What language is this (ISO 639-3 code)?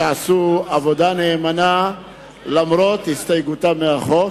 heb